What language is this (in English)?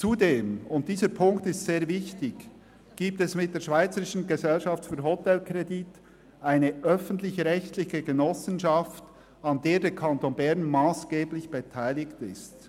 Swiss German